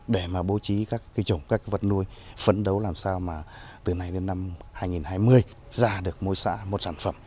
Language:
Vietnamese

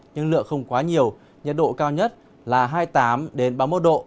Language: Vietnamese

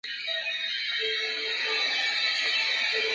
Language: Chinese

